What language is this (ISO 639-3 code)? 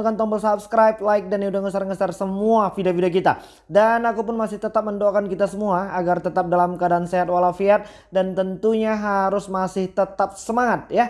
ind